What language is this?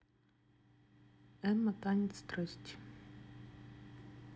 Russian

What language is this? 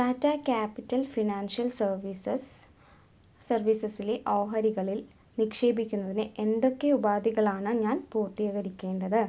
Malayalam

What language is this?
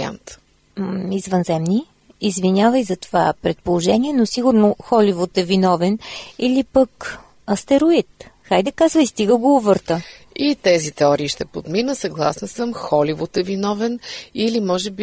Bulgarian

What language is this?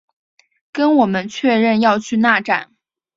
Chinese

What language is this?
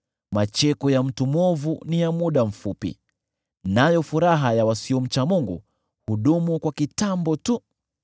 Swahili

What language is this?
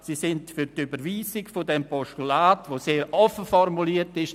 Swiss German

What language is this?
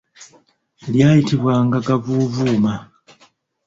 Ganda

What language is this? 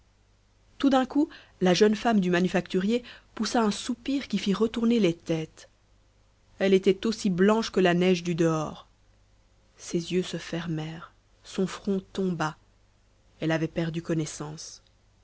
French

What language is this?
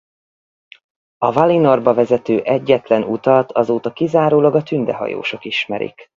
Hungarian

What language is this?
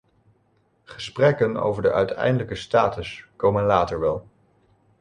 Dutch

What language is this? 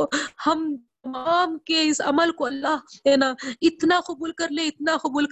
Urdu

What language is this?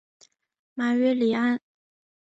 Chinese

